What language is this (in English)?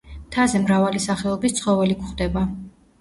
Georgian